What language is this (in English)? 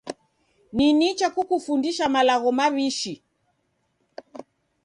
Taita